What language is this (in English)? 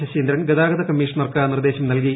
Malayalam